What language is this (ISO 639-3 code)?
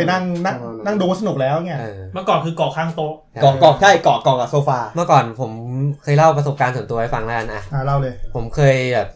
tha